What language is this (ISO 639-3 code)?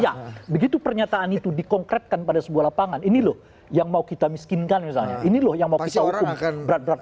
ind